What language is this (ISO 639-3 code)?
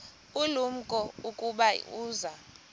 xho